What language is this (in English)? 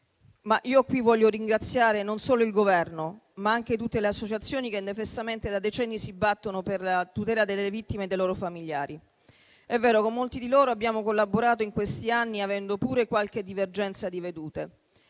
Italian